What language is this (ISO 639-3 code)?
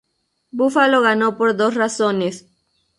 spa